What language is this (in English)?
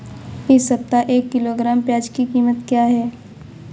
Hindi